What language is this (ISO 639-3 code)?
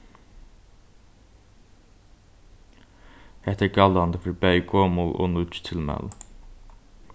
fao